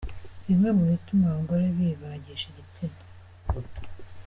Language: Kinyarwanda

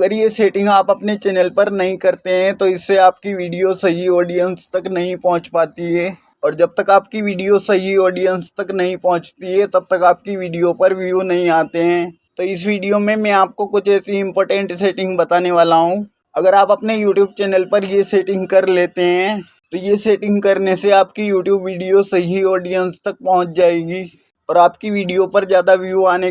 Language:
Hindi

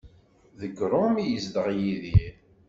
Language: Kabyle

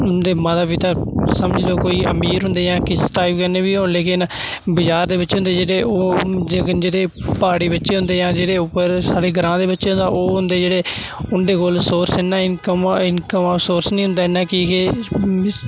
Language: Dogri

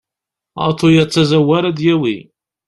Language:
Kabyle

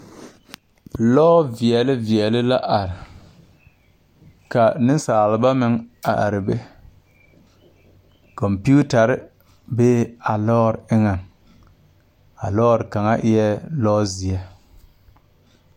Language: Southern Dagaare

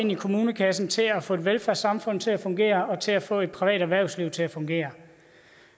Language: Danish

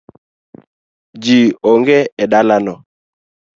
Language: Luo (Kenya and Tanzania)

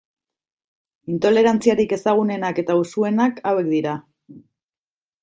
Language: Basque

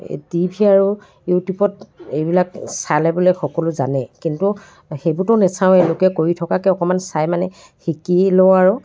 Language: Assamese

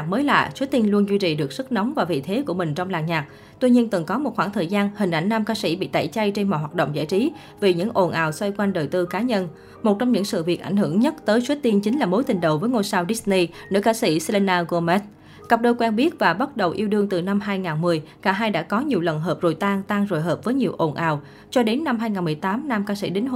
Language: Vietnamese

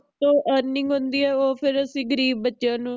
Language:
Punjabi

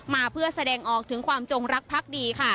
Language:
Thai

